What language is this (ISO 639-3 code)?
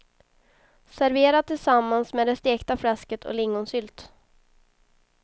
swe